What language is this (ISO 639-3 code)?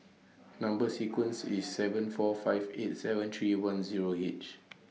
eng